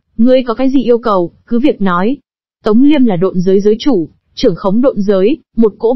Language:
Vietnamese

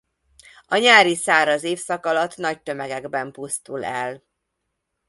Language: Hungarian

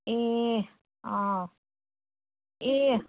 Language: Nepali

